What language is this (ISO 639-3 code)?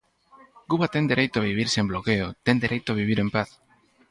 glg